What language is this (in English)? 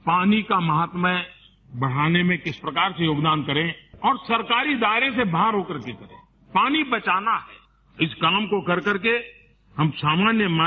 Marathi